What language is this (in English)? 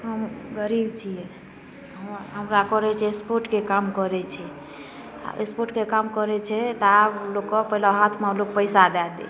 Maithili